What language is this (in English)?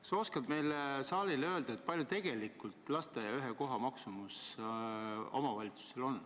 Estonian